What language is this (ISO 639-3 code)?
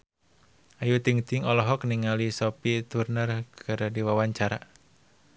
sun